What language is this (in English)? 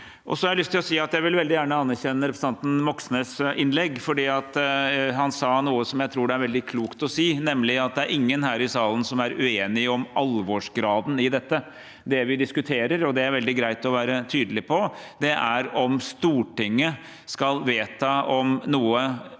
Norwegian